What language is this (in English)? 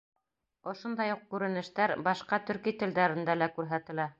Bashkir